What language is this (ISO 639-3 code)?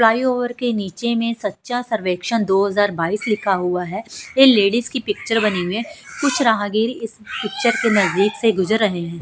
hin